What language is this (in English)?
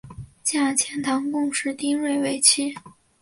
Chinese